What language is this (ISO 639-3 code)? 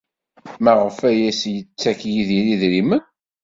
kab